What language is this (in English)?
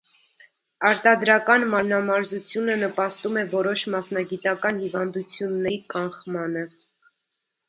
Armenian